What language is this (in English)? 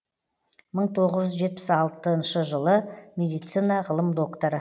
Kazakh